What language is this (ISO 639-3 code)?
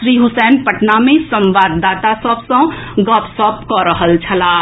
mai